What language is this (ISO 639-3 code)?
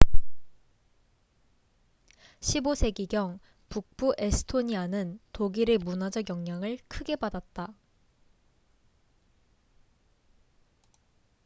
kor